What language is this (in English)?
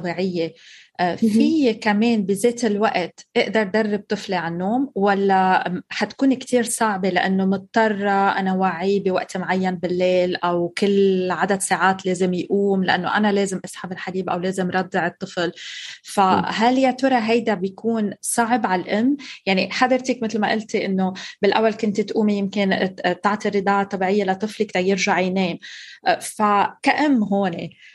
Arabic